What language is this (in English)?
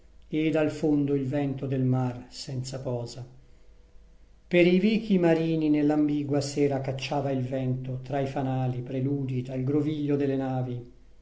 Italian